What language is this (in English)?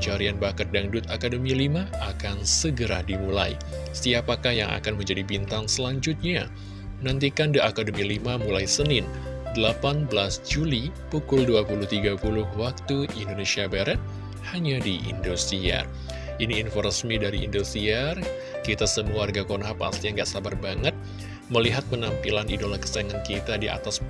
Indonesian